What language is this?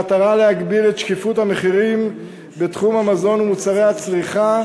Hebrew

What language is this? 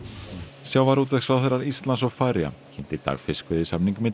Icelandic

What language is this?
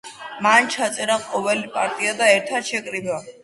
Georgian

